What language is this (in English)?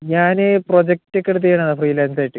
Malayalam